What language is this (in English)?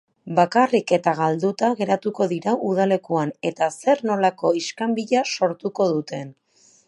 Basque